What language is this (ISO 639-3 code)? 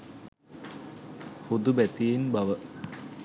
sin